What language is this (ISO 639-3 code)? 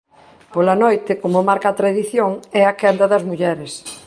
glg